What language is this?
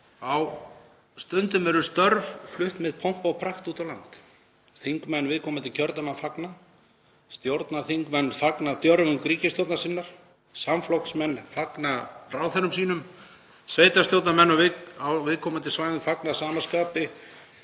Icelandic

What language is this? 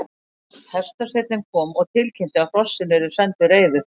Icelandic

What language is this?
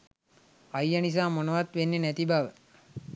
Sinhala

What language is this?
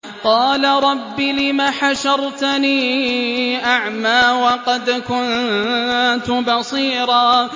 Arabic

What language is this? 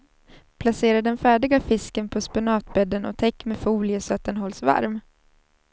Swedish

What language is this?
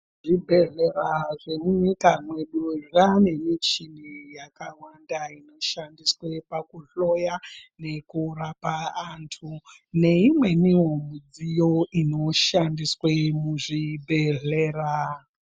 Ndau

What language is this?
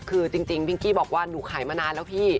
Thai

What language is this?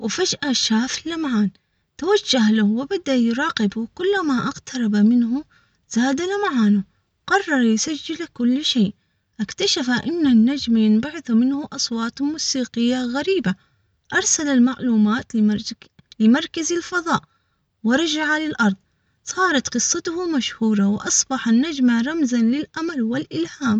Omani Arabic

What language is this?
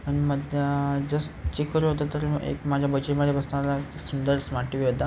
Marathi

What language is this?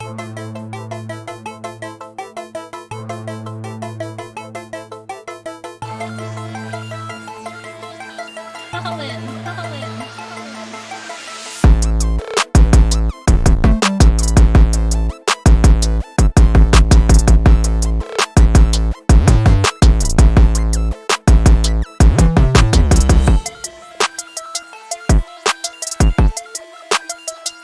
English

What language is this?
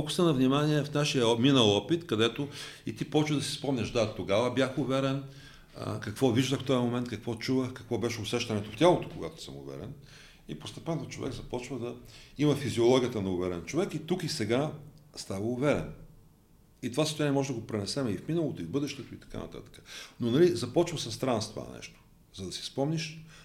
Bulgarian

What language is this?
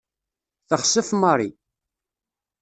Kabyle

